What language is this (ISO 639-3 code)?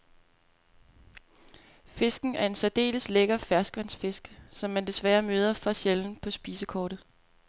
dan